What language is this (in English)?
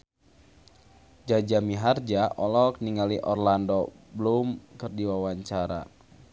Sundanese